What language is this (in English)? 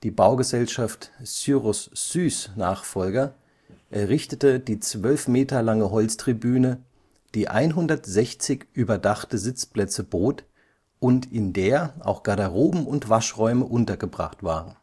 German